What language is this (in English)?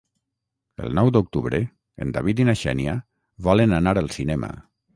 Catalan